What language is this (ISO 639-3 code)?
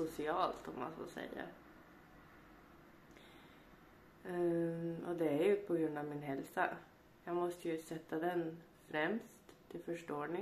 swe